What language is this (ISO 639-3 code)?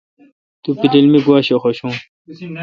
xka